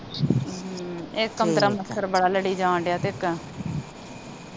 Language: Punjabi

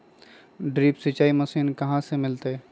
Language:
Magahi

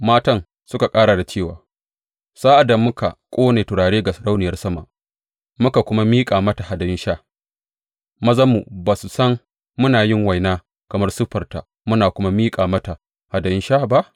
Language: Hausa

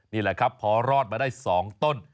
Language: Thai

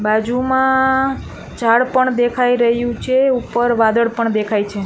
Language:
Gujarati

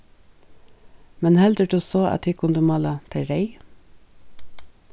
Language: Faroese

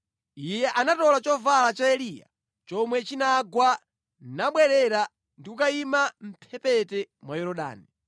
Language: Nyanja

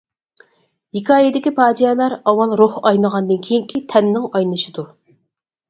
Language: Uyghur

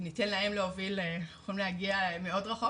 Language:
Hebrew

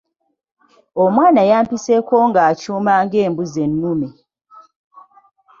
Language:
Ganda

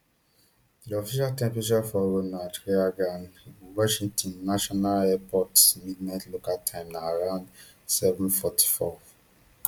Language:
Nigerian Pidgin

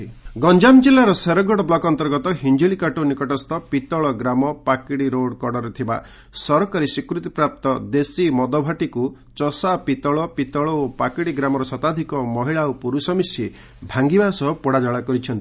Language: Odia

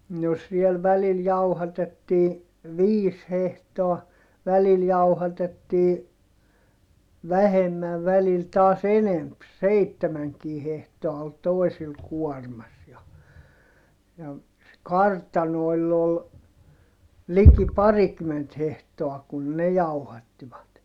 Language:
Finnish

